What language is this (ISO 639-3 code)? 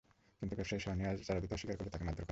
ben